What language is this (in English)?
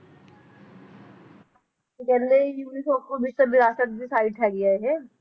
Punjabi